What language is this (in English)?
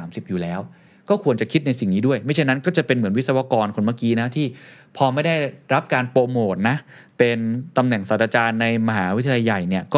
Thai